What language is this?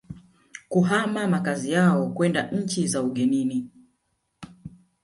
Swahili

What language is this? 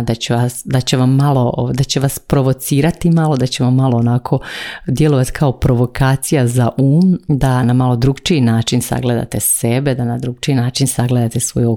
Croatian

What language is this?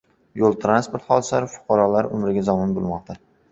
Uzbek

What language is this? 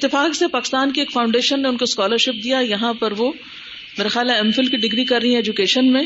Urdu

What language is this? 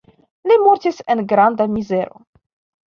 Esperanto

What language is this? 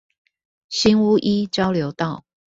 Chinese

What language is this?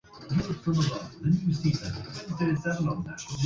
Swahili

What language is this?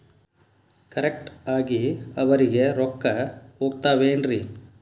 Kannada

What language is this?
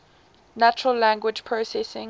English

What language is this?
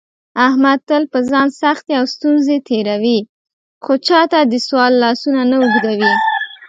Pashto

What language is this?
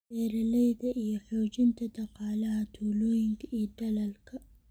Somali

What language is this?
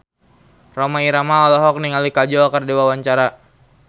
Sundanese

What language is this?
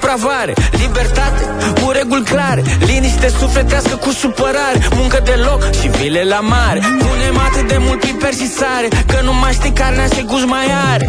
Romanian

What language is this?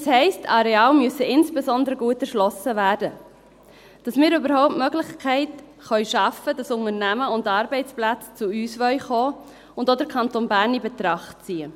Swiss German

